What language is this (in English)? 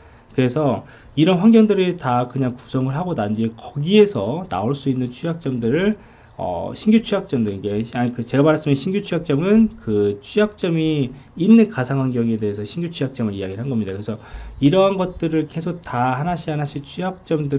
Korean